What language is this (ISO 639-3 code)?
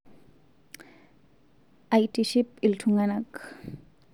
mas